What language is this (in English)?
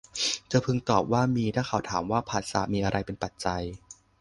Thai